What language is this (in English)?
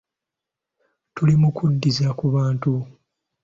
Ganda